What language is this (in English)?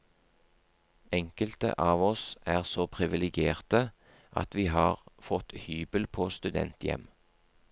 Norwegian